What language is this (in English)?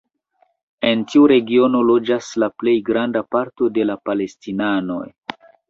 Esperanto